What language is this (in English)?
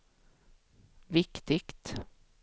Swedish